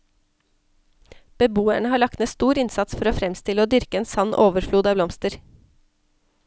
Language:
Norwegian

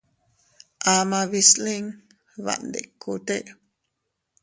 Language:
Teutila Cuicatec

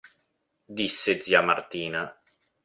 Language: Italian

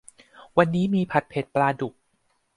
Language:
Thai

